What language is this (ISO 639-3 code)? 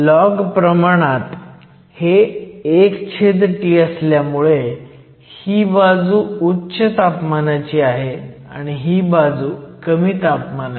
mar